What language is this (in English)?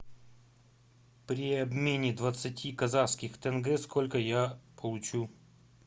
Russian